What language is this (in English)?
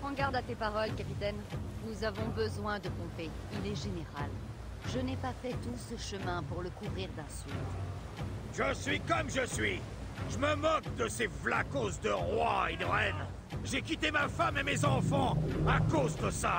French